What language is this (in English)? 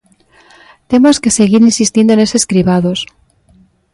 Galician